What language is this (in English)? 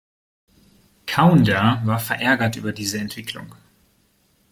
German